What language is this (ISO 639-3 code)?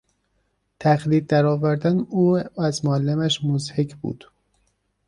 fas